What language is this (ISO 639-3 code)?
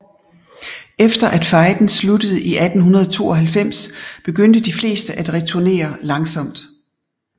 dan